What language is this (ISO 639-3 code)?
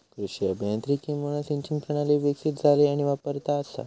mar